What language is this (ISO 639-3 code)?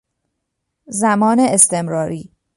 fas